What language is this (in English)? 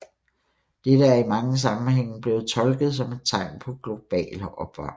Danish